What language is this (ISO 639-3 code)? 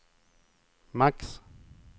swe